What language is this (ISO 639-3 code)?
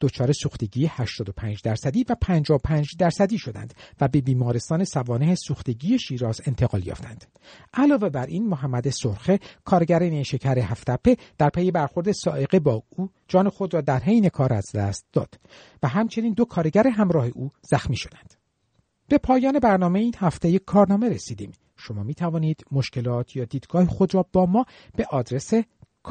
fas